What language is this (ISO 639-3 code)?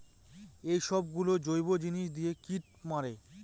ben